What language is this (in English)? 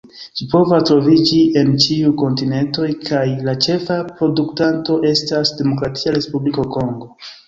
Esperanto